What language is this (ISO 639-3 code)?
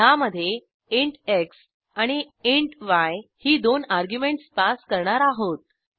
mar